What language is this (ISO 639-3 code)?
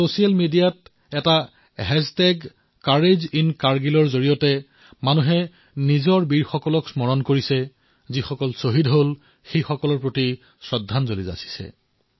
asm